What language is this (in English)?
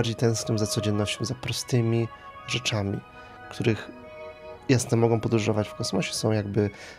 Polish